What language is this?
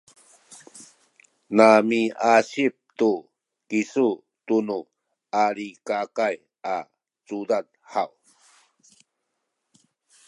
Sakizaya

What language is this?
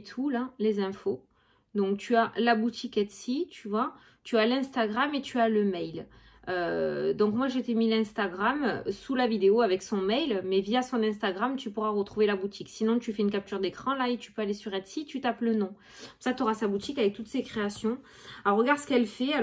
French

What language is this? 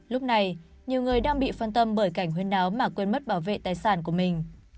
Vietnamese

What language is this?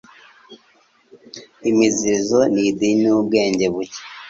Kinyarwanda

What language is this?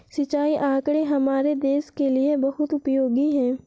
Hindi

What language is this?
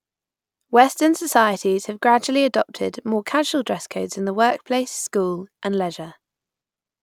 English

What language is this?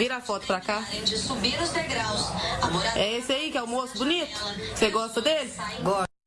Portuguese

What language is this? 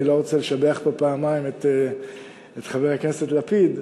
Hebrew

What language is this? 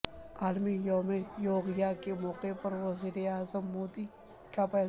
Urdu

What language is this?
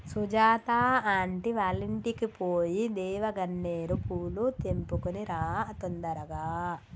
Telugu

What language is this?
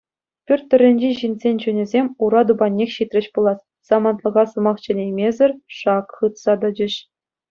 Chuvash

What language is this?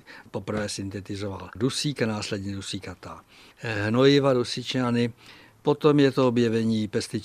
Czech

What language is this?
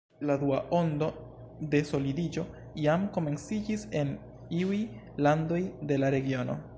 Esperanto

